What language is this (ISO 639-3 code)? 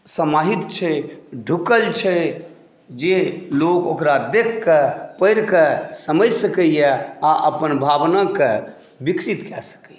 mai